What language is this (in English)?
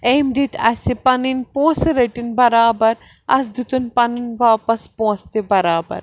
Kashmiri